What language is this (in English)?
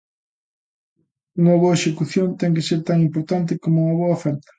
Galician